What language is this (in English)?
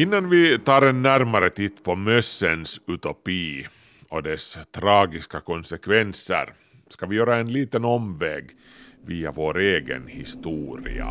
Swedish